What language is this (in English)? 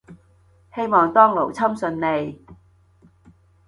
Cantonese